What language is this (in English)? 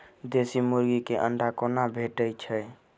Maithili